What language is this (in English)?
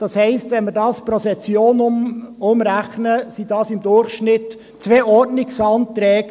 Swiss German